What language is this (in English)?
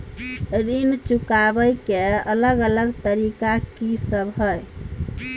Maithili